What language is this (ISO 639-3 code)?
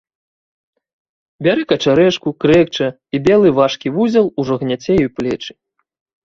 bel